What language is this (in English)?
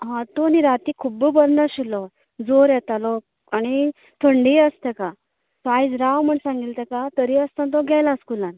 Konkani